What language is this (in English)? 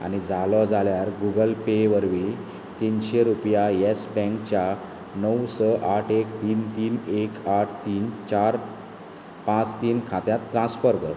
Konkani